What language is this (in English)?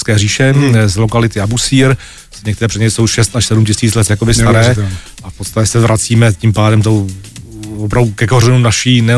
Czech